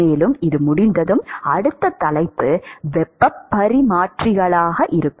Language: Tamil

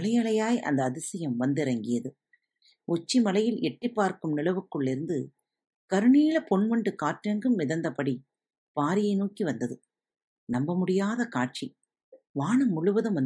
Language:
Tamil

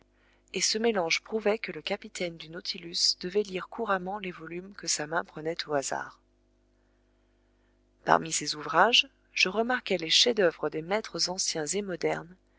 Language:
French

